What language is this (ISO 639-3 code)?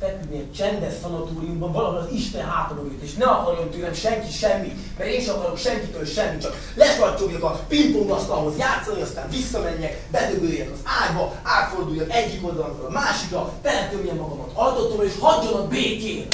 hun